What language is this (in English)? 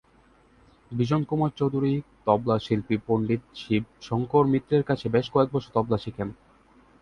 Bangla